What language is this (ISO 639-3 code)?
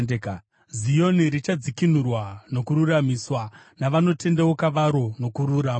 sna